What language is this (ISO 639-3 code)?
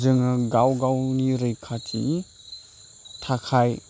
brx